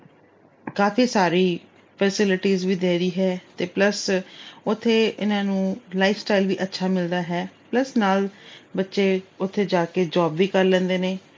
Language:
Punjabi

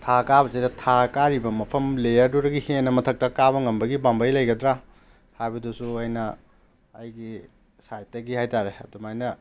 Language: Manipuri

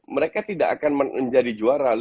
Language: Indonesian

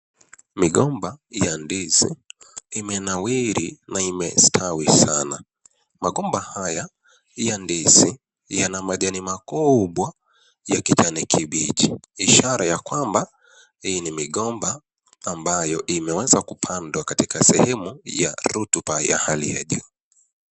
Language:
Swahili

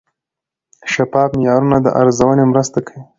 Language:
Pashto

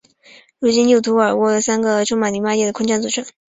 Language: Chinese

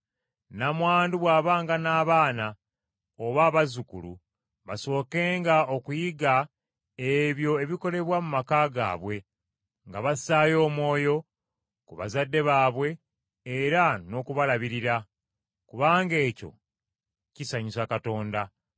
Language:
Ganda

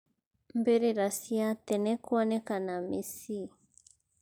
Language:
Kikuyu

